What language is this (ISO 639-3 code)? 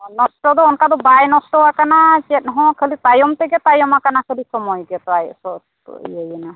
sat